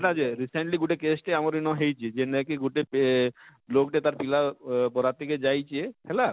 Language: Odia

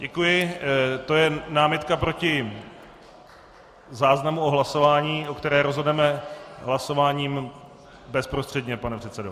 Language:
Czech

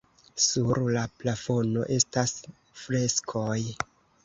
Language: Esperanto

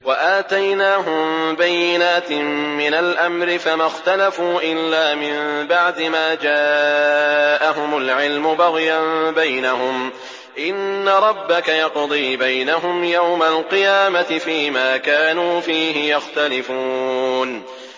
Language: Arabic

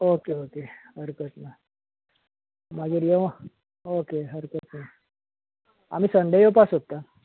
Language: Konkani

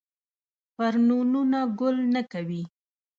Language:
Pashto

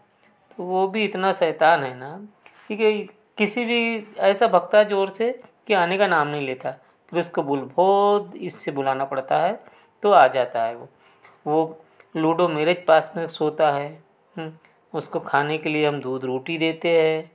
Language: Hindi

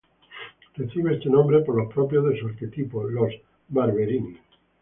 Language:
Spanish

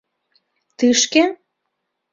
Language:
Mari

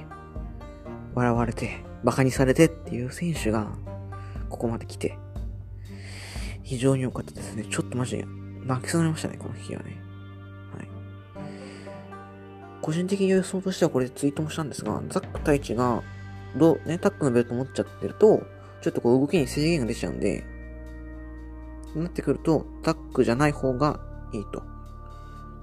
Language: Japanese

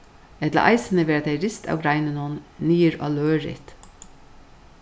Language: Faroese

